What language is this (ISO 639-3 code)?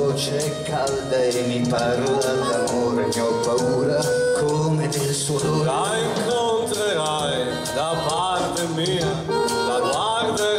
ita